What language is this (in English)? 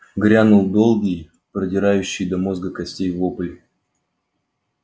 Russian